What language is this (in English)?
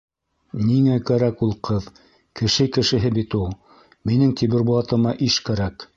Bashkir